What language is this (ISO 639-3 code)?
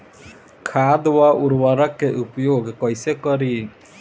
bho